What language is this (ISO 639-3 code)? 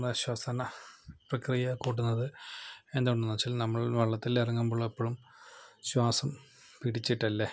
mal